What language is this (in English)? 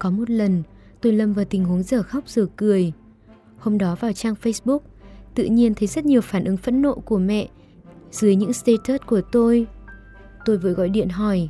Vietnamese